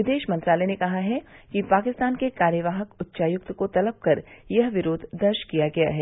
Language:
Hindi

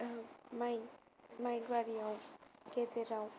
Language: Bodo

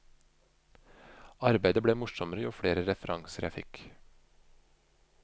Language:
Norwegian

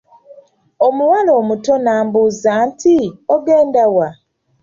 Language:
Ganda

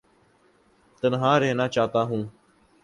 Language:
Urdu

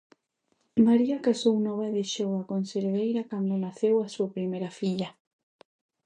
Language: Galician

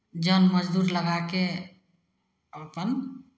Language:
Maithili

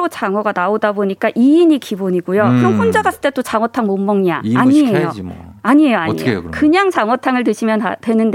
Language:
Korean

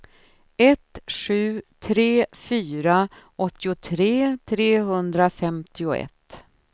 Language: Swedish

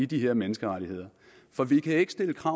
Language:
Danish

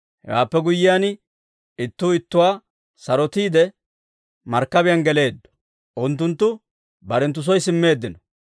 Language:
Dawro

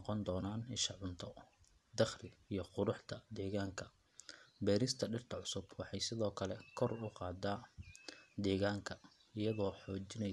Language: Somali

